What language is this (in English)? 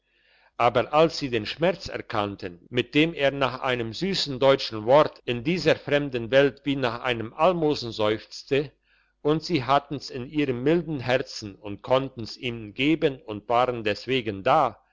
German